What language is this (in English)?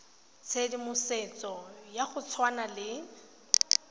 Tswana